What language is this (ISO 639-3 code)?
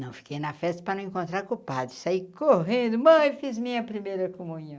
por